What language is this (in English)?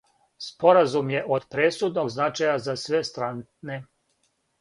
Serbian